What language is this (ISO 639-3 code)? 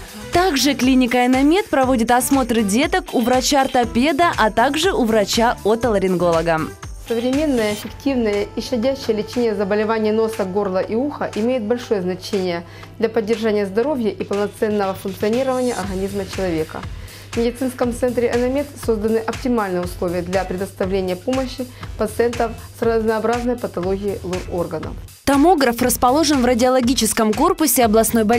rus